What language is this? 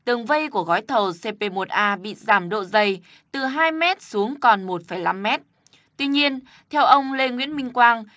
Vietnamese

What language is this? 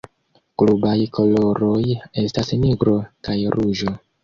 Esperanto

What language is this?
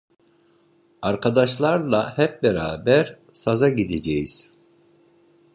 Turkish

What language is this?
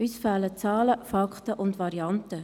Swiss German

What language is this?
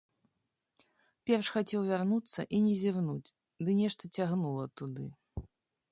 Belarusian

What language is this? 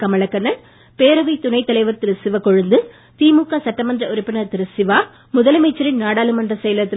Tamil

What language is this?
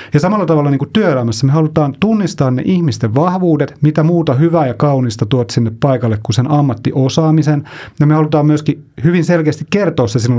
Finnish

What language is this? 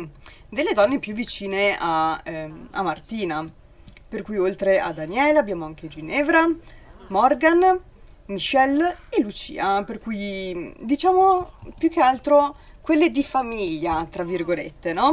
Italian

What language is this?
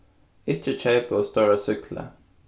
Faroese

